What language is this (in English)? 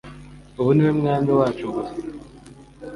Kinyarwanda